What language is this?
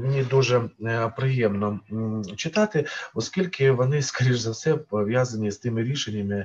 Ukrainian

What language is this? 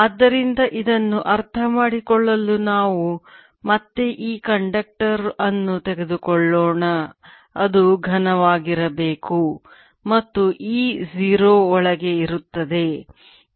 Kannada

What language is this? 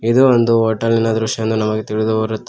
Kannada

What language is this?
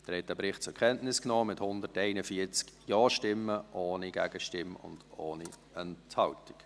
Swiss German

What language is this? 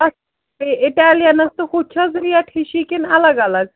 Kashmiri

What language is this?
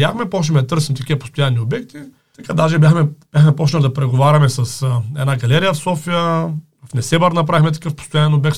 Bulgarian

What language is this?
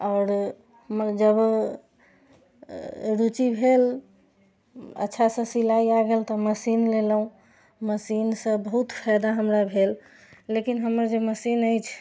Maithili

